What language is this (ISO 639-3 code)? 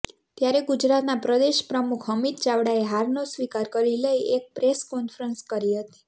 guj